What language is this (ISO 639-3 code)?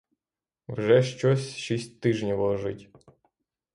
ukr